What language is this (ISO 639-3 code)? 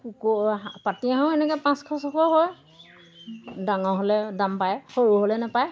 asm